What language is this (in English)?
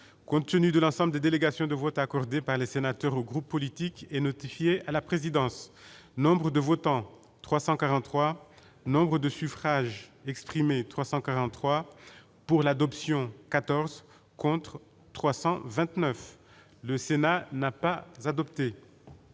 French